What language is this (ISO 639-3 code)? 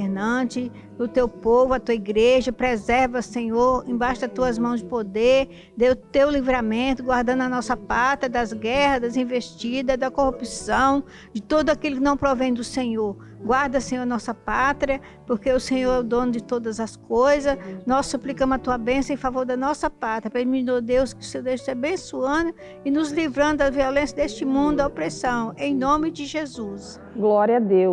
por